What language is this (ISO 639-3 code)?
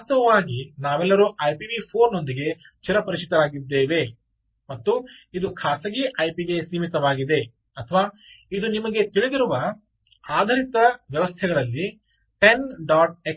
kan